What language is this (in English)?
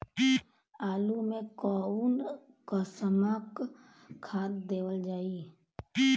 Bhojpuri